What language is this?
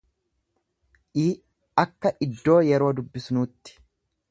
Oromo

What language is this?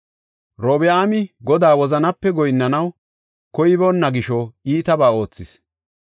Gofa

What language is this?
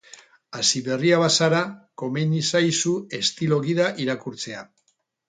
Basque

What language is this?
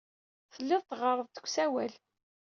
Kabyle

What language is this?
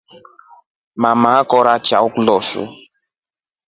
Rombo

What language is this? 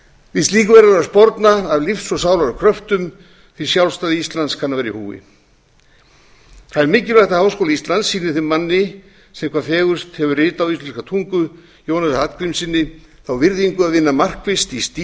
Icelandic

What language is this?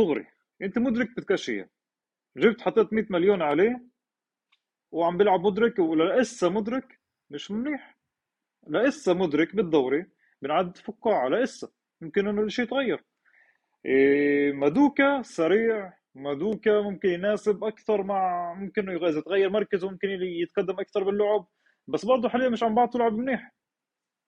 Arabic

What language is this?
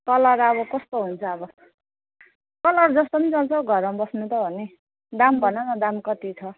Nepali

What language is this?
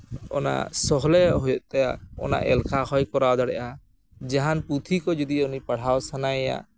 Santali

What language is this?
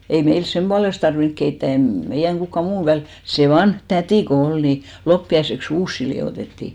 Finnish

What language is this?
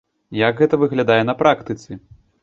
Belarusian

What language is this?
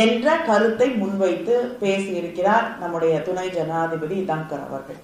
Tamil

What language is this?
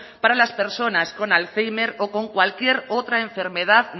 Spanish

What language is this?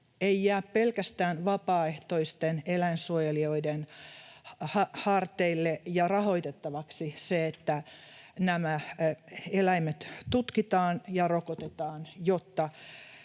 Finnish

